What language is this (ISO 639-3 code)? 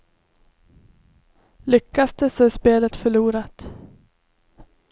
swe